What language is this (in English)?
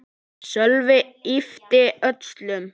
Icelandic